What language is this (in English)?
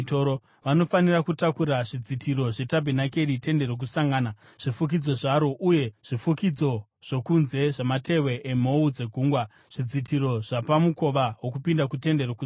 Shona